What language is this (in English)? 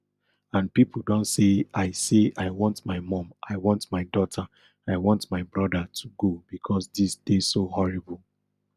Nigerian Pidgin